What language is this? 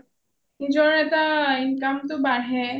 Assamese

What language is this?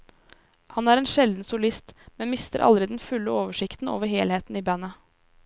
Norwegian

